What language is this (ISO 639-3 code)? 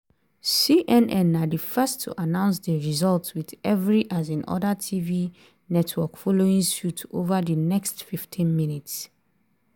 pcm